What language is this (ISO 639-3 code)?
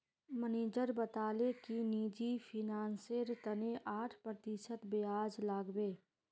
mag